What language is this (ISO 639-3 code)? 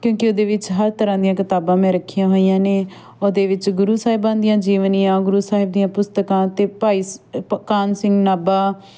pan